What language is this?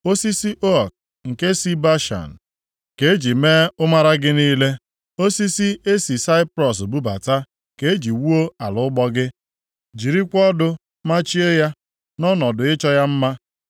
Igbo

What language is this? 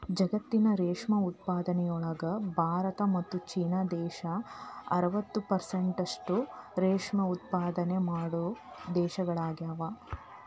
Kannada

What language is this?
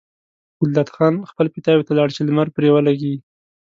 Pashto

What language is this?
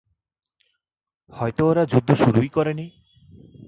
Bangla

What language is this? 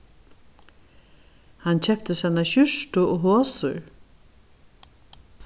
Faroese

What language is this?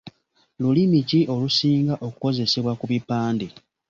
Ganda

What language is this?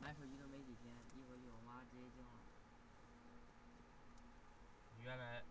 Chinese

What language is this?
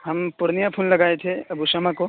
Urdu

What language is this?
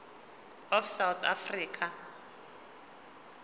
Zulu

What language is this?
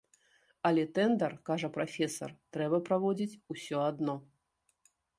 Belarusian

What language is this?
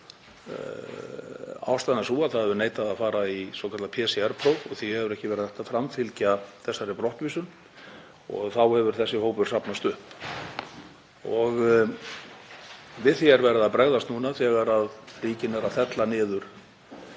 Icelandic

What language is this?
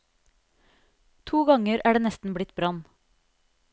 Norwegian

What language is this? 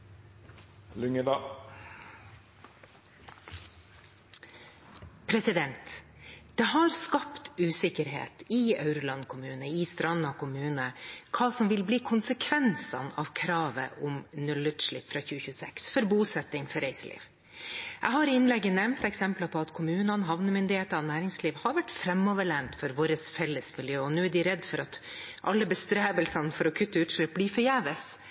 Norwegian Bokmål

